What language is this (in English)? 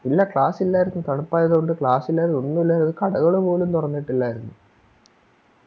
Malayalam